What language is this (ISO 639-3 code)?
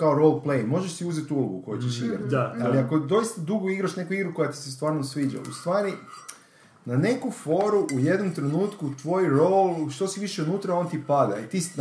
hrv